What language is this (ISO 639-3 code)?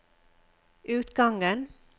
nor